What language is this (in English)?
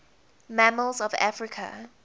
English